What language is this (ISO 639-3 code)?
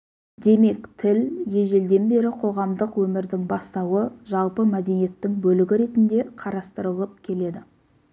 kaz